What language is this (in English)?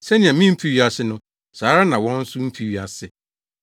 Akan